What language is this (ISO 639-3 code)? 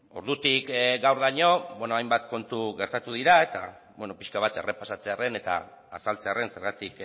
eus